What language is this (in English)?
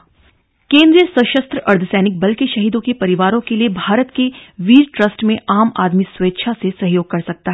Hindi